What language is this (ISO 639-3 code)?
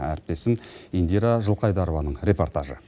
kaz